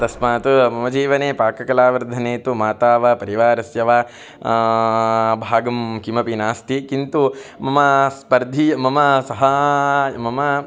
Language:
Sanskrit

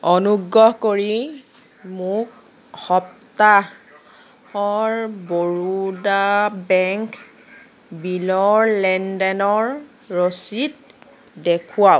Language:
Assamese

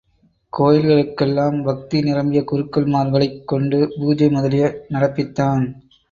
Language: Tamil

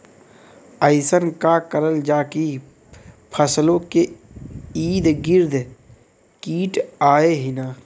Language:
Bhojpuri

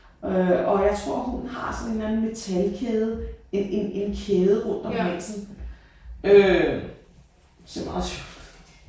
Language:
Danish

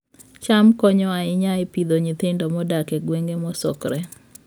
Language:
Luo (Kenya and Tanzania)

